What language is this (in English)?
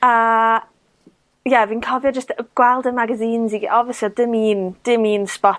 Welsh